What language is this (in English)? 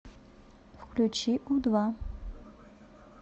Russian